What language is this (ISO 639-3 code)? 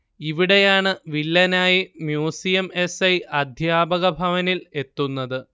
mal